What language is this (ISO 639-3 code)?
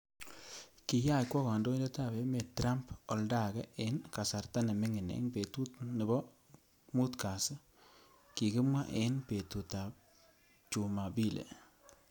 kln